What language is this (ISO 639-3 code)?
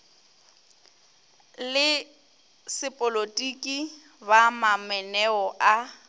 nso